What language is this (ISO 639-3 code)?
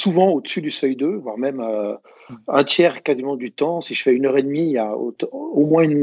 fra